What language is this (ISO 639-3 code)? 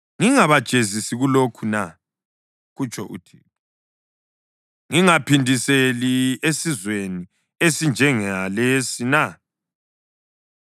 nde